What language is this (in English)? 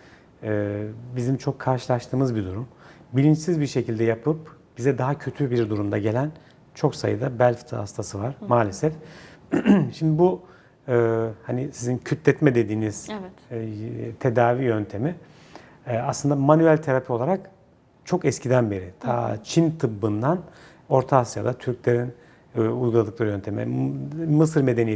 Turkish